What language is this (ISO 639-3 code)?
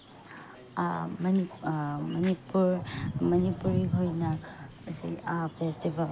mni